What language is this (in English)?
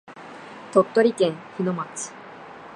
Japanese